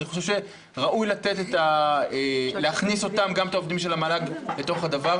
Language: Hebrew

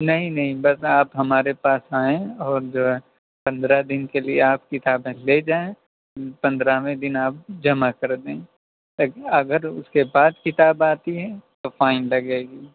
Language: Urdu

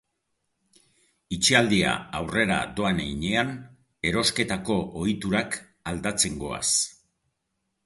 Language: Basque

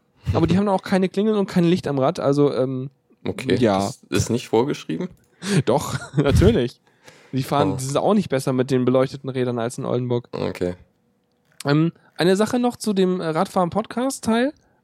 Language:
German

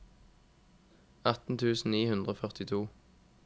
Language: Norwegian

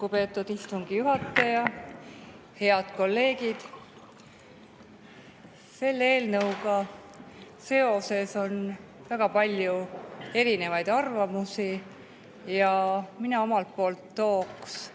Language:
Estonian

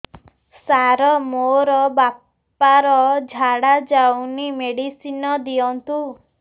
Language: Odia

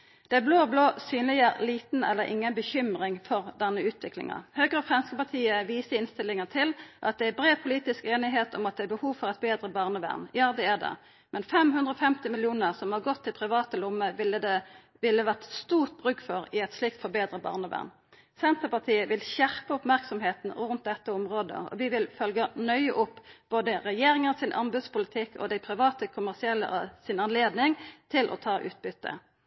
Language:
Norwegian Nynorsk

